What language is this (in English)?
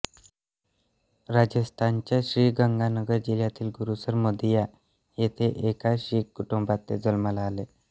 Marathi